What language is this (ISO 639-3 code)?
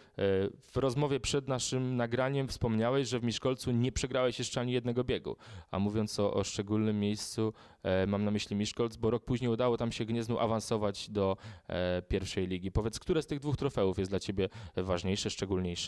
pol